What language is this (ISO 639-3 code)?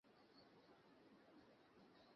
ben